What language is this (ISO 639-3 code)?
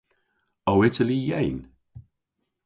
cor